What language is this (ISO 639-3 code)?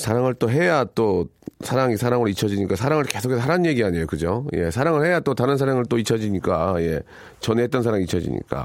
kor